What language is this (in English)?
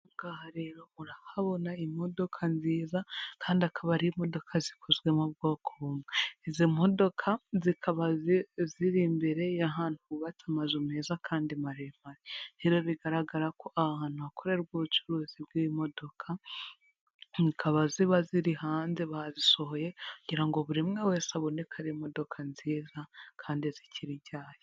Kinyarwanda